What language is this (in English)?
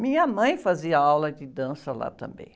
Portuguese